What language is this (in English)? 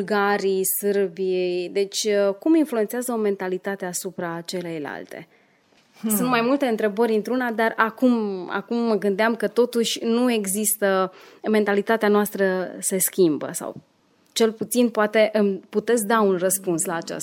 Romanian